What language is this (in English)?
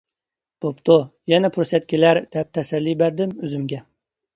Uyghur